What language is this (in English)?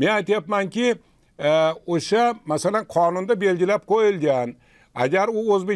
Turkish